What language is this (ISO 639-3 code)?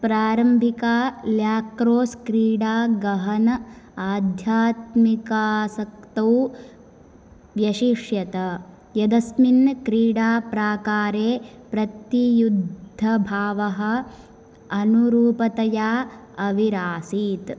san